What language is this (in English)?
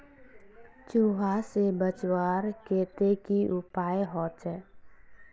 Magahi